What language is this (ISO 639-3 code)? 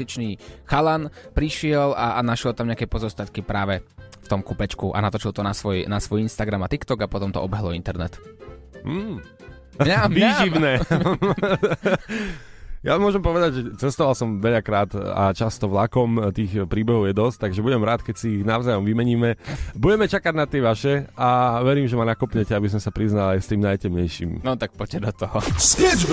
slk